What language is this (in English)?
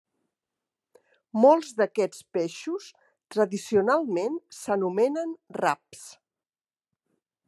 Catalan